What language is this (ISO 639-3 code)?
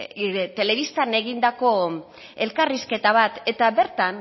eus